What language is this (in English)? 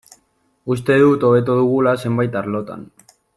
Basque